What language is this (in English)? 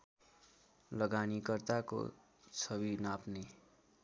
Nepali